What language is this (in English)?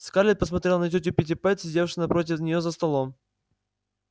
Russian